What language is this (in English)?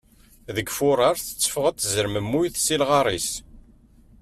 Kabyle